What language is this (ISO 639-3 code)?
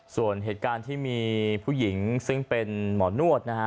tha